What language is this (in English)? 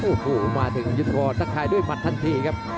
Thai